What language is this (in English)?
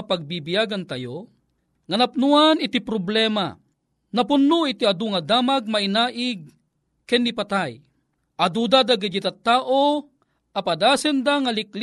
Filipino